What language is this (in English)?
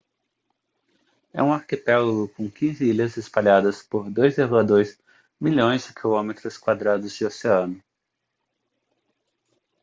Portuguese